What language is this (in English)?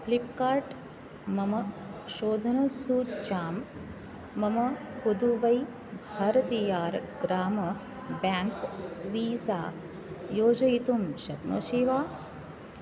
Sanskrit